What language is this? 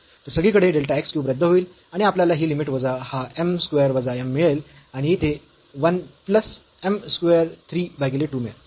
Marathi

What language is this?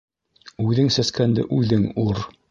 Bashkir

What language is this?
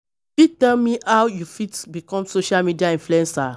Nigerian Pidgin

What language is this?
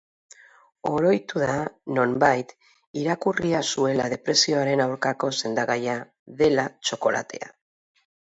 Basque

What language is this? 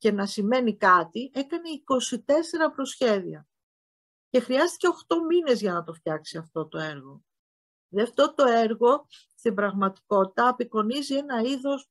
Greek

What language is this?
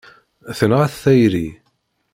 Kabyle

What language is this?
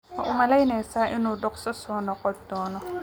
Somali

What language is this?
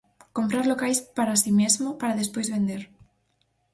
Galician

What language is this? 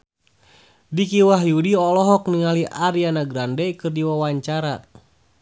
Sundanese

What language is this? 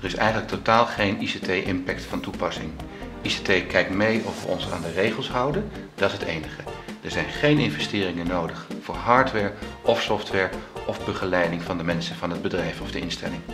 Dutch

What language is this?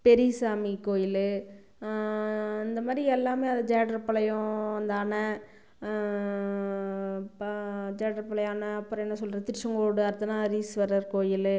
Tamil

